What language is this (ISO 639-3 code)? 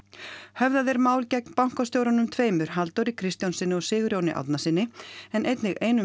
isl